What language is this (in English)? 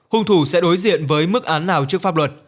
Vietnamese